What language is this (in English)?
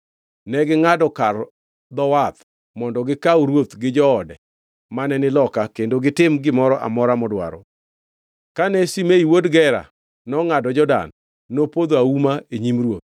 Luo (Kenya and Tanzania)